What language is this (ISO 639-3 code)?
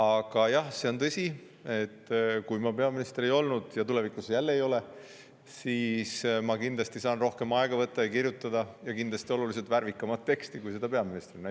est